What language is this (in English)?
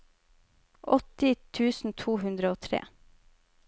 Norwegian